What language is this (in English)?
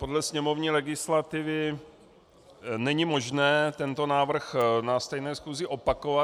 Czech